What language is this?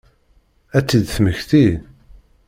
Kabyle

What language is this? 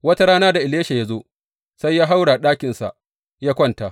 Hausa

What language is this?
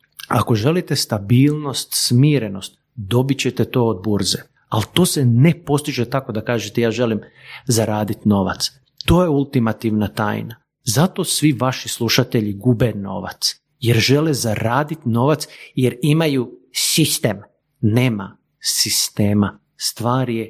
Croatian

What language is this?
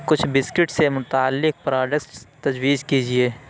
Urdu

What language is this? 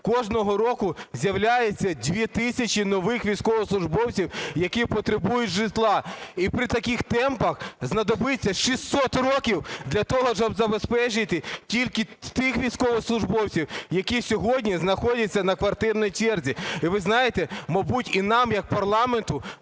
Ukrainian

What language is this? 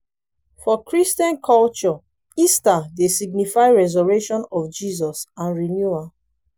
Nigerian Pidgin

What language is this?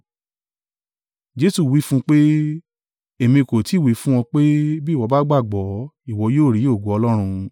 Yoruba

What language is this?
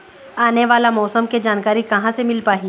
Chhattisgarhi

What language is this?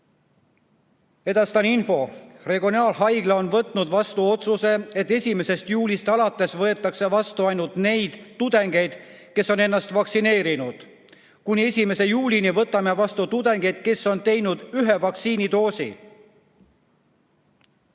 Estonian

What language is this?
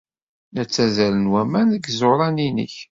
Kabyle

